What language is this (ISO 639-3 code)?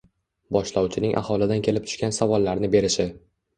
uzb